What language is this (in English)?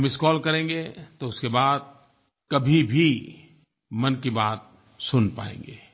Hindi